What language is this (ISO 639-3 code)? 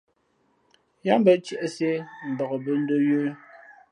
fmp